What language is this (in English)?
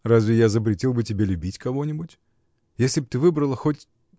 Russian